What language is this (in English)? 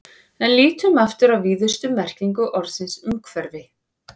Icelandic